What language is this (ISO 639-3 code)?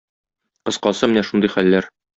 tat